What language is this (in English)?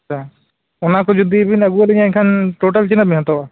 Santali